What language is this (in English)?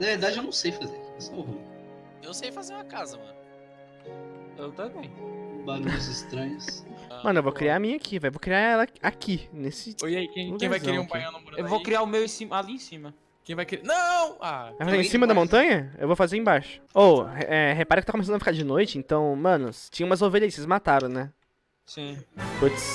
Portuguese